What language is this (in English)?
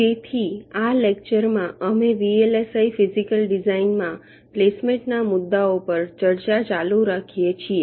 Gujarati